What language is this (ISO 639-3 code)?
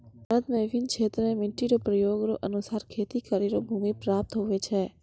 mai